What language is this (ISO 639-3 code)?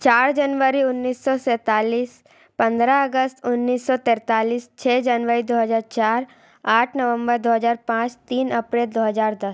hin